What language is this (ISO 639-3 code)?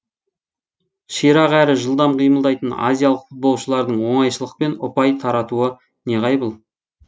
kaz